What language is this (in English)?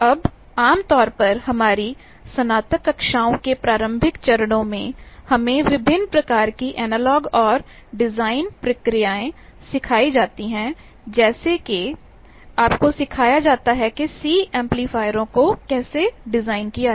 Hindi